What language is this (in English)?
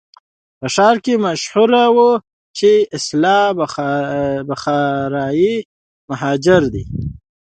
Pashto